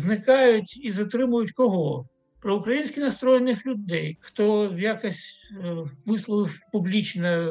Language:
Ukrainian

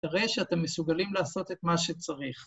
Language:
Hebrew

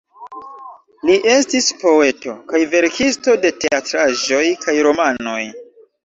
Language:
Esperanto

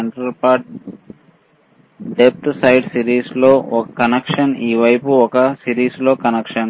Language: Telugu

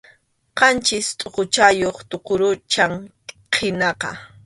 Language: Arequipa-La Unión Quechua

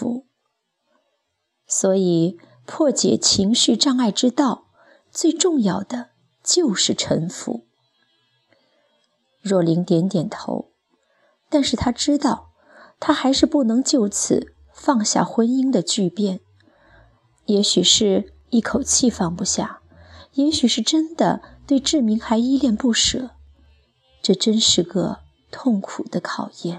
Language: Chinese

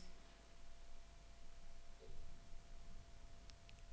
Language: Danish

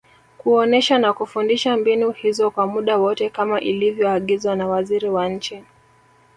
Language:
Swahili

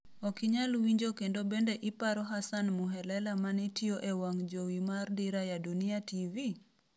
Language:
Luo (Kenya and Tanzania)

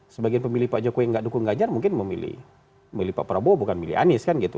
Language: Indonesian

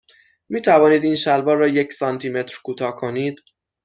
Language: Persian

